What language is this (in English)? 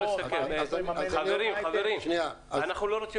Hebrew